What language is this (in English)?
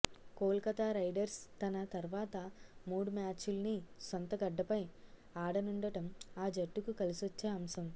Telugu